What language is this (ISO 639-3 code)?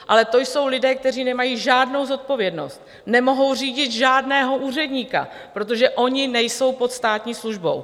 ces